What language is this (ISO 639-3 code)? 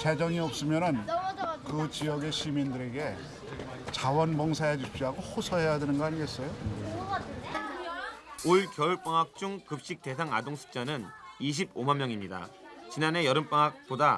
kor